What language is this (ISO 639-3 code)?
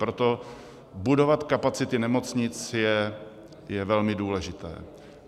ces